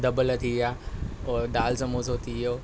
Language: Sindhi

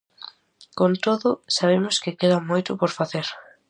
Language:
Galician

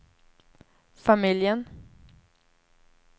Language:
Swedish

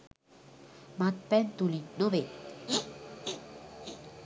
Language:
Sinhala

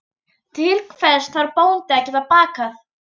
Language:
Icelandic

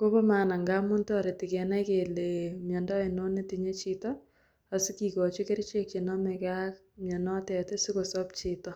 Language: Kalenjin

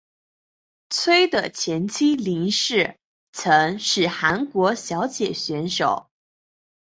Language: Chinese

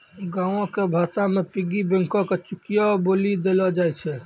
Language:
Maithili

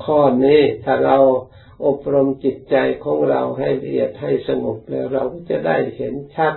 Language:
Thai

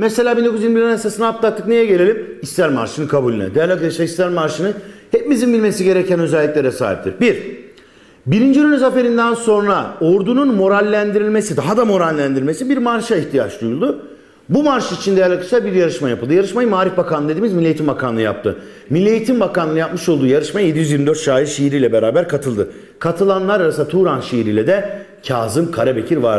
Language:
Turkish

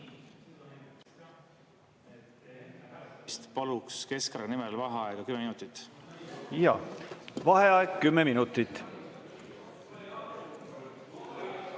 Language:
Estonian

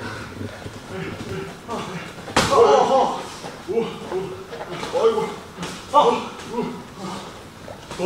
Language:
Korean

